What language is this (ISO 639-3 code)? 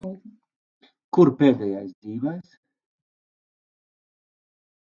lav